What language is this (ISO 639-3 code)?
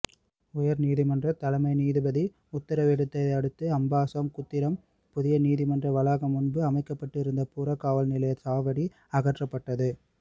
tam